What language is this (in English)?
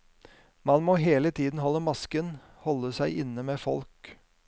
Norwegian